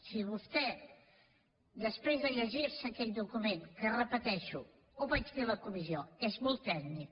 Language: Catalan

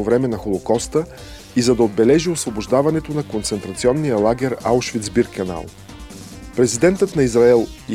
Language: Bulgarian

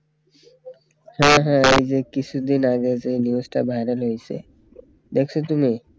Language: Bangla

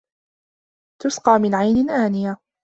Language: Arabic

